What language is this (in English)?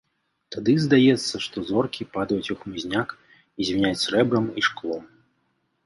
Belarusian